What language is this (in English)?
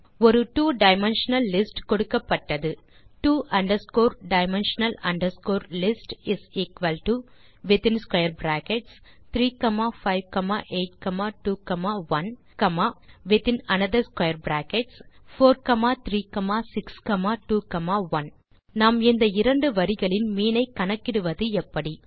Tamil